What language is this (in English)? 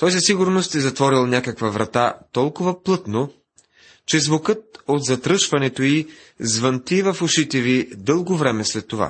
Bulgarian